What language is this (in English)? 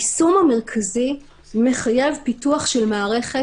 Hebrew